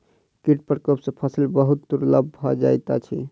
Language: Maithili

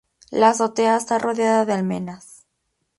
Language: Spanish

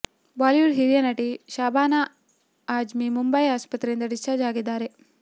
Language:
Kannada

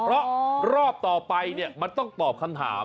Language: Thai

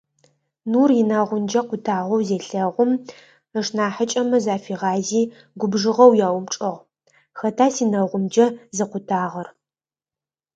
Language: Adyghe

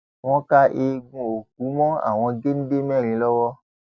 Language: Yoruba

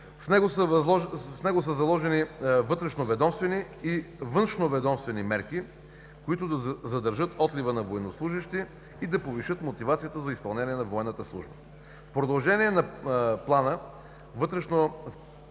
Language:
Bulgarian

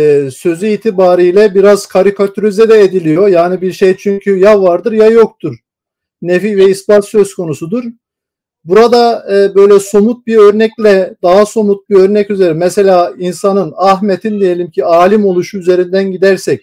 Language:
Turkish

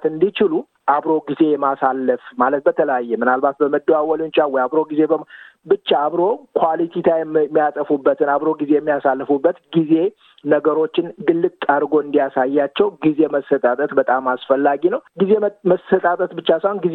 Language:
Amharic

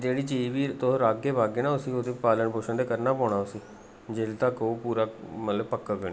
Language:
Dogri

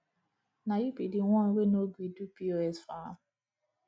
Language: Nigerian Pidgin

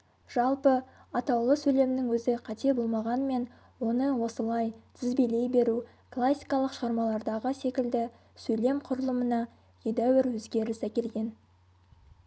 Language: Kazakh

